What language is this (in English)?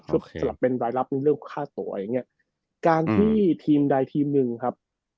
Thai